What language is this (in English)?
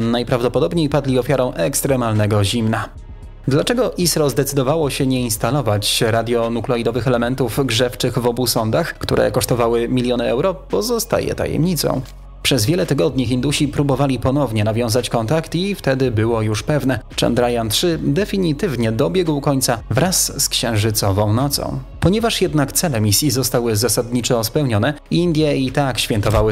Polish